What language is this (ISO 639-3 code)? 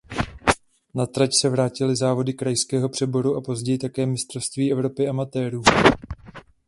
ces